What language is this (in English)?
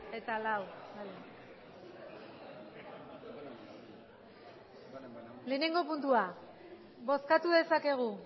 Basque